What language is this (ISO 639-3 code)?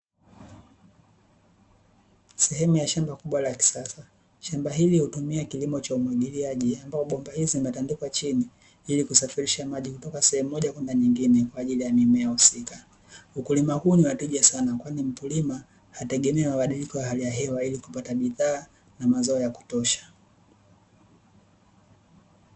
swa